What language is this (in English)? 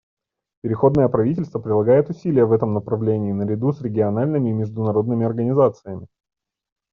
Russian